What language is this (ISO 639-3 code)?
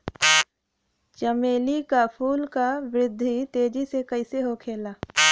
bho